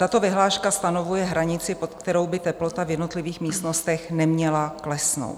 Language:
Czech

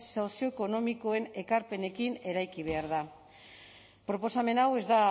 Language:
Basque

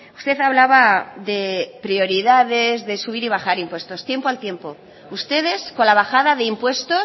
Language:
Spanish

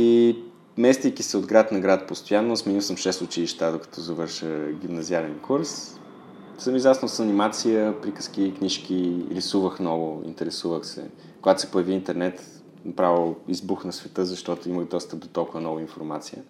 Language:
Bulgarian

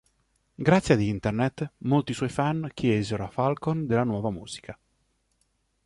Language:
Italian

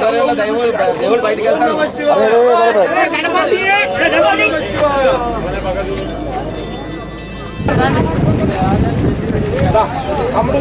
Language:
Arabic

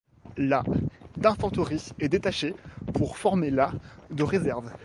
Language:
French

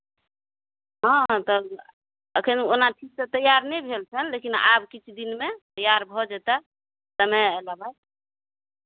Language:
Maithili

